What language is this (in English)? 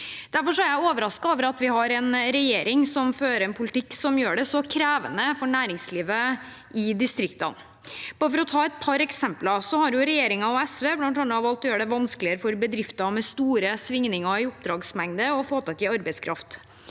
Norwegian